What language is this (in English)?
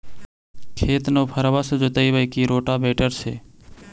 Magahi